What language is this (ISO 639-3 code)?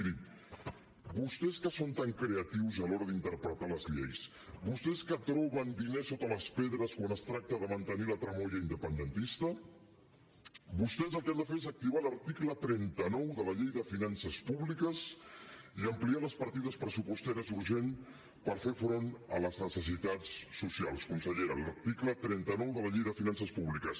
cat